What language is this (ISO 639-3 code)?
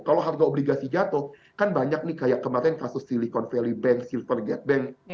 ind